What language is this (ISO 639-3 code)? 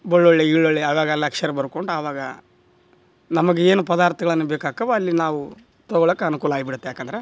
kan